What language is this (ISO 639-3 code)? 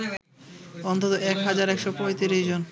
ben